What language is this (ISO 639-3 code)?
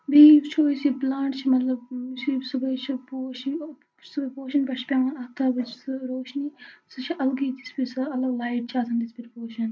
kas